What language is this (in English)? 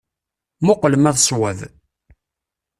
Kabyle